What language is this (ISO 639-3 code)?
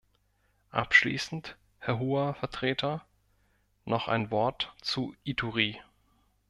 deu